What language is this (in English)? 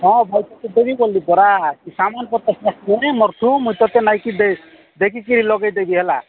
Odia